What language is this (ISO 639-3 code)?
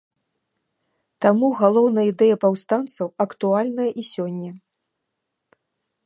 bel